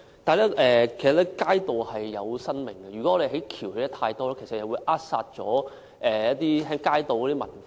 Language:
Cantonese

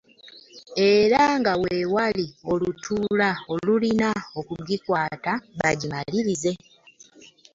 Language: Ganda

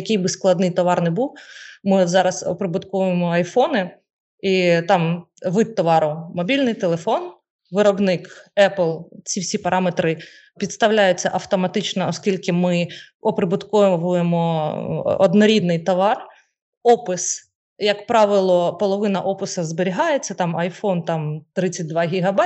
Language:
Ukrainian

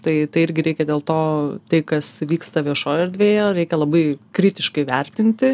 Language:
Lithuanian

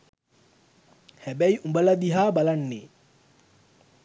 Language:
Sinhala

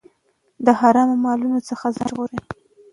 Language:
Pashto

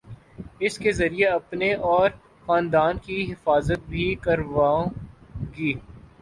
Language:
Urdu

